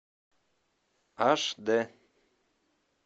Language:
Russian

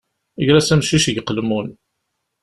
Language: Kabyle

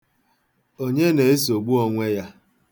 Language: Igbo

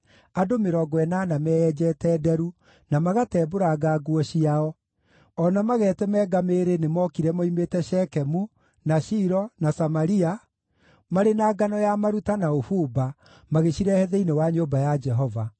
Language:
Kikuyu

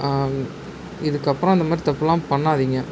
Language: Tamil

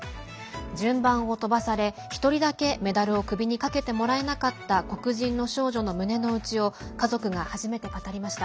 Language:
Japanese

